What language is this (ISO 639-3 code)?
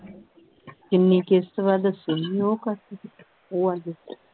pan